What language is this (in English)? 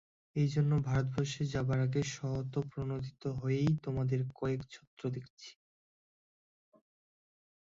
Bangla